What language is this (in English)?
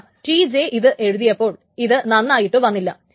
Malayalam